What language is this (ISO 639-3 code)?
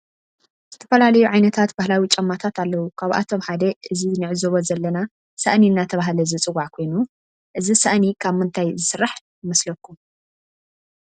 tir